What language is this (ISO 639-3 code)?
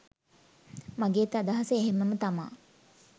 sin